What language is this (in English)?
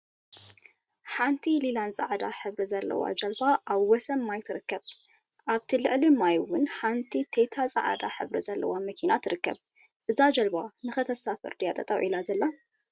Tigrinya